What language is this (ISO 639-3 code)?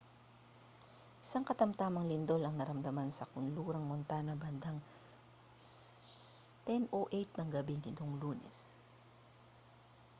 fil